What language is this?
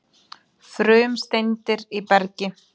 Icelandic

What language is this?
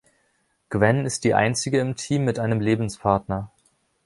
German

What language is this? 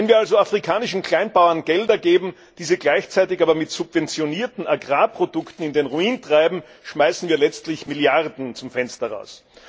German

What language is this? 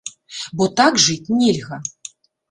Belarusian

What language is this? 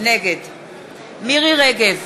Hebrew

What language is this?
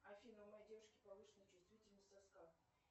Russian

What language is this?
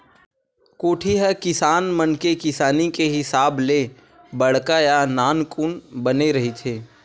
Chhattisgarhi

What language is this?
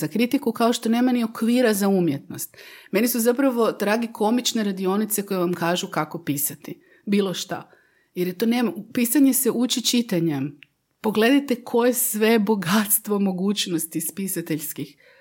Croatian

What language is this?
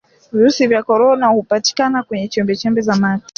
Swahili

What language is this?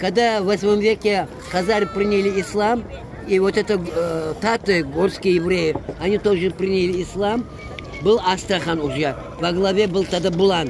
Russian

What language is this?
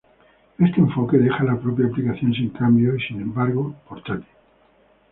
Spanish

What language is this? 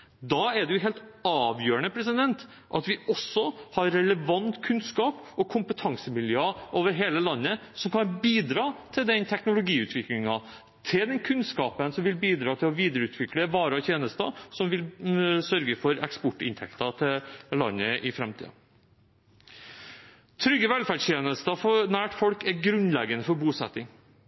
Norwegian Bokmål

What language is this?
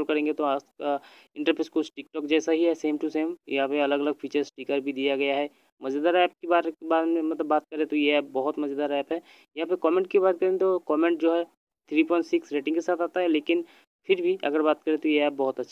Hindi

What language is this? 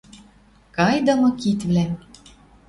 Western Mari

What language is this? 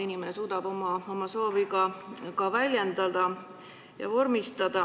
Estonian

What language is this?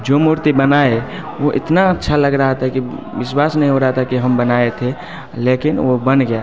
Hindi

